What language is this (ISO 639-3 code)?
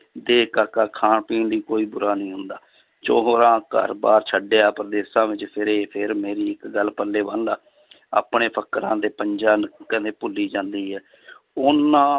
pan